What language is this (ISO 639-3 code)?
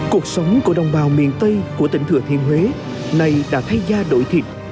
vie